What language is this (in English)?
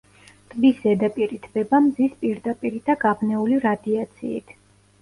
Georgian